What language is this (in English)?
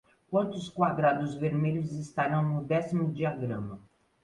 Portuguese